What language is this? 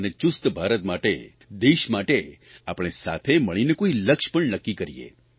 Gujarati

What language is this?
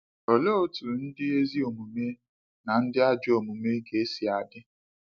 Igbo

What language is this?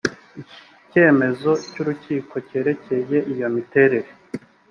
Kinyarwanda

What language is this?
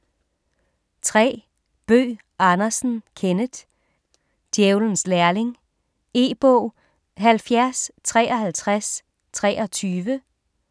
Danish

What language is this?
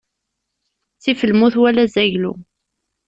Kabyle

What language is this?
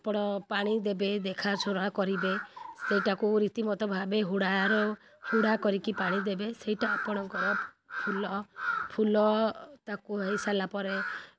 Odia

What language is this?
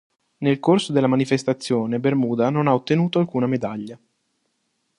Italian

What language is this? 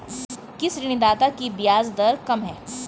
Hindi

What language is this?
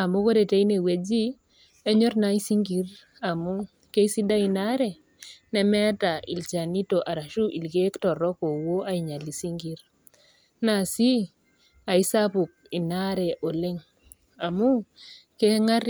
Masai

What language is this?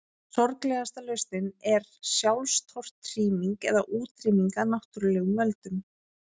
Icelandic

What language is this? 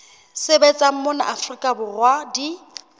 Southern Sotho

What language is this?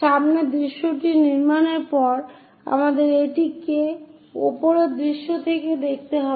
Bangla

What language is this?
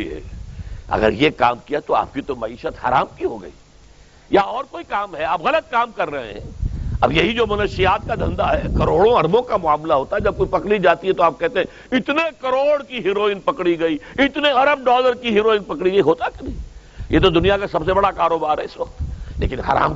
Urdu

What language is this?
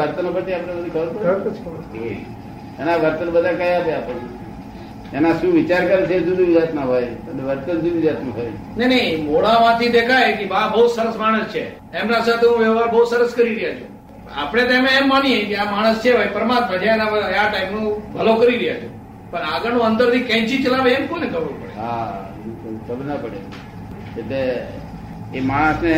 Gujarati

